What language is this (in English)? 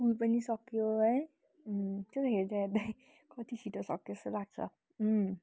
Nepali